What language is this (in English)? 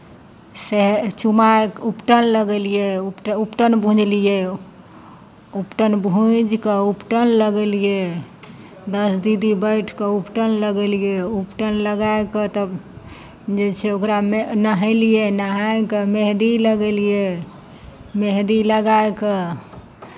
Maithili